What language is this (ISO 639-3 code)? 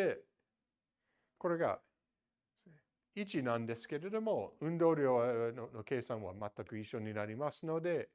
jpn